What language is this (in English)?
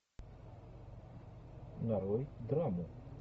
Russian